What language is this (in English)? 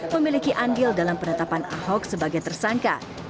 Indonesian